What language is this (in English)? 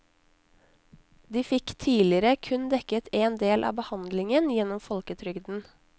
Norwegian